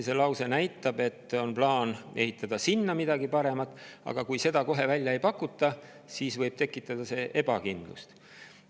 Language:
Estonian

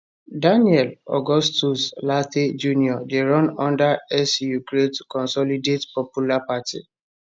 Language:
Nigerian Pidgin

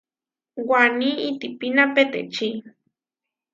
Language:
Huarijio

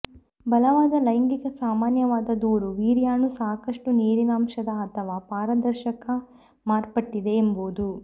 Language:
Kannada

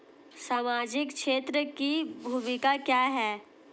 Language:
Hindi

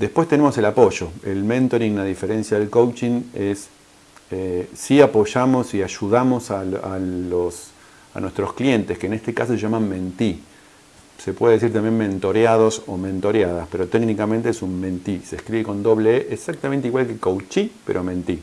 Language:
Spanish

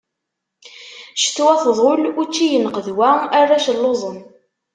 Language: Kabyle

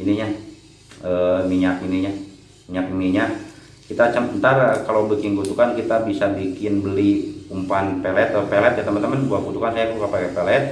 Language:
Indonesian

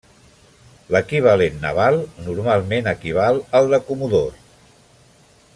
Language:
Catalan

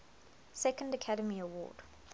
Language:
English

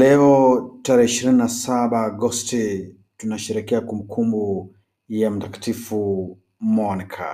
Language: Swahili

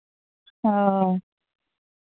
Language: Santali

